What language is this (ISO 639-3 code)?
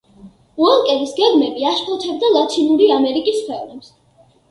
kat